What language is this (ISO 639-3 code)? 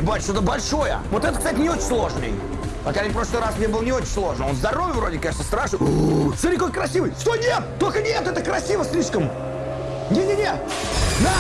rus